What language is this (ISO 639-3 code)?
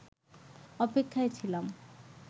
ben